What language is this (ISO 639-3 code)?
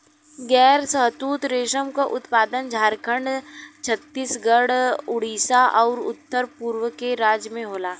bho